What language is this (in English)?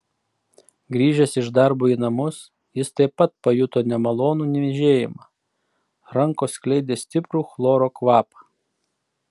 Lithuanian